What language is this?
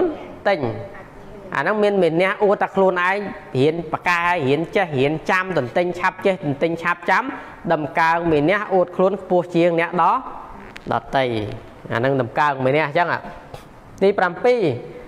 Thai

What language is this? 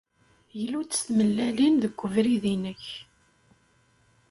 Kabyle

